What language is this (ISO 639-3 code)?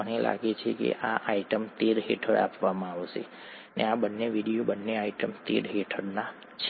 guj